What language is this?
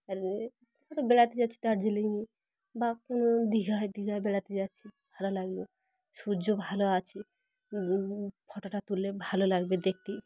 Bangla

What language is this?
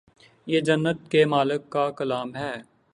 Urdu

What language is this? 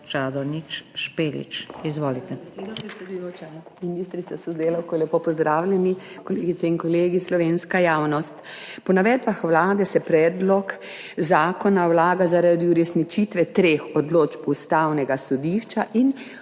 Slovenian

